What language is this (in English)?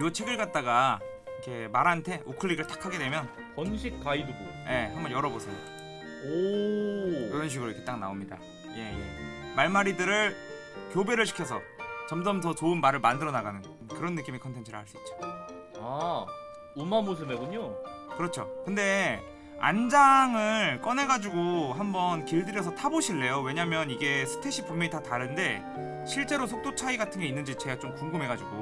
Korean